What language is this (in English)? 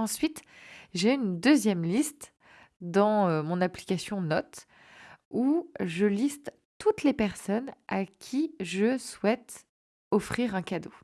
French